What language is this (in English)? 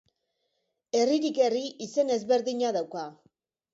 Basque